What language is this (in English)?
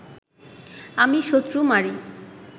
Bangla